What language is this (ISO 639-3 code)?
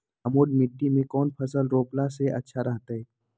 mag